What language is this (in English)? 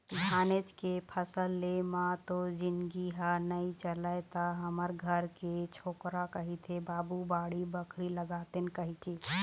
Chhattisgarhi